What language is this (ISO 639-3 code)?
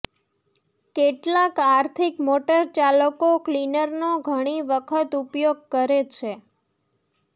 guj